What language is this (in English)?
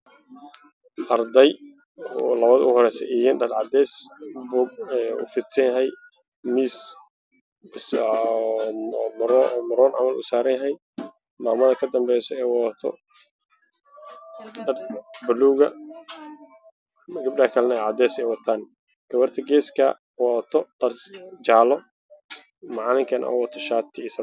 Somali